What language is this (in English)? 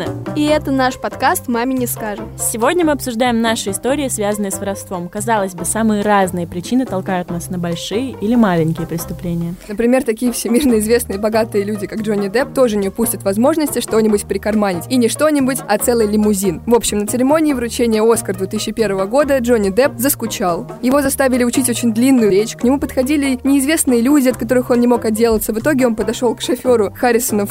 Russian